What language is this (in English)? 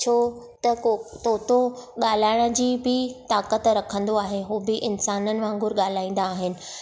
Sindhi